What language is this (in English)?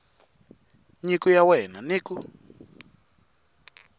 Tsonga